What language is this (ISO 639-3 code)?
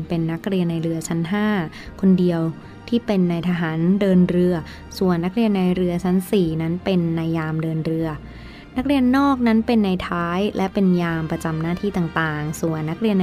tha